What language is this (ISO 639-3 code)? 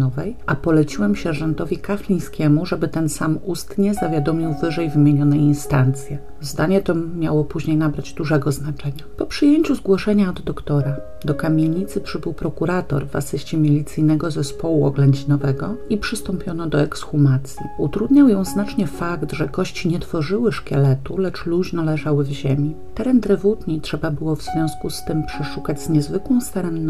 pol